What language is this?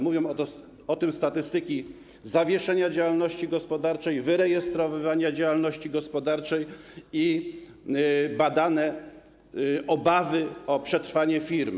Polish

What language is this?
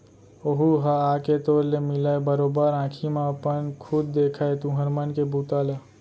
Chhattisgarhi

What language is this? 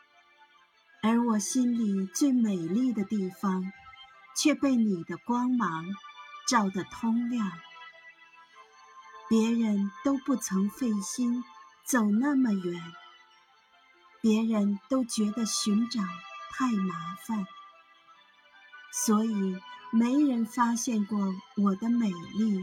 Chinese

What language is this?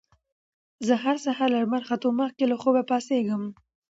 Pashto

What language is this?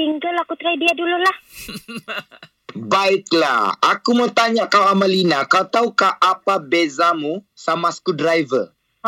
Malay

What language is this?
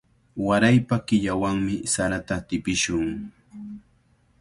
Cajatambo North Lima Quechua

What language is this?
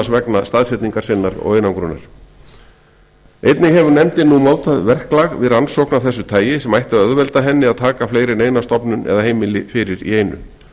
Icelandic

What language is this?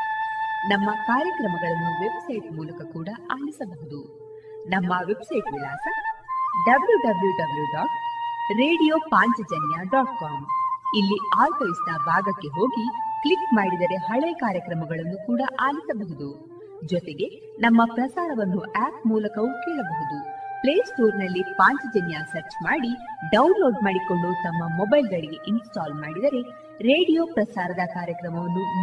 Kannada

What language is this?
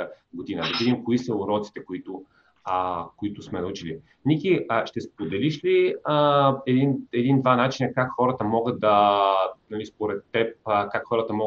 Bulgarian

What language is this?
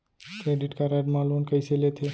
Chhattisgarhi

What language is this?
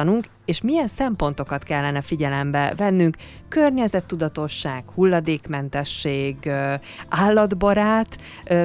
Hungarian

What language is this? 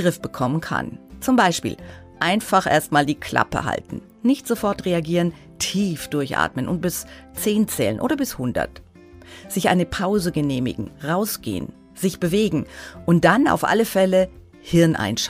German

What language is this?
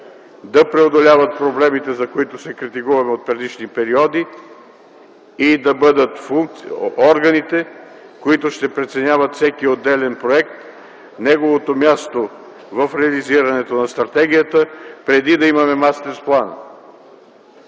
Bulgarian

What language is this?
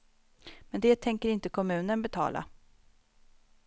Swedish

